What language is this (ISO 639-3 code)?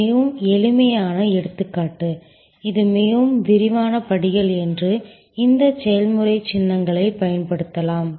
tam